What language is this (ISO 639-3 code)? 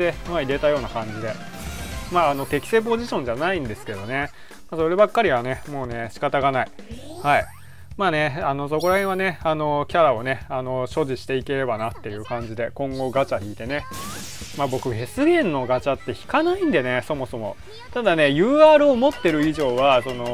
jpn